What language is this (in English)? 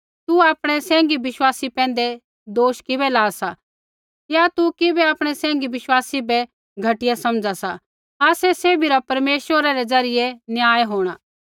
Kullu Pahari